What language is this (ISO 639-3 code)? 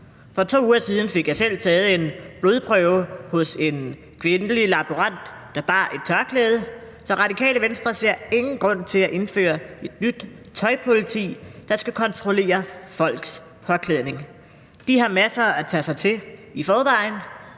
dan